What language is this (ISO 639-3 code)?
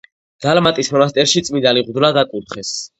kat